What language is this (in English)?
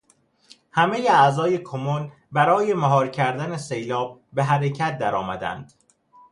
Persian